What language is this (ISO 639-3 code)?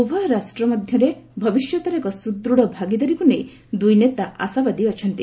ori